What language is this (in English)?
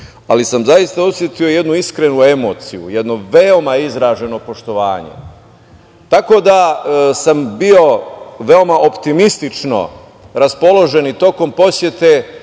Serbian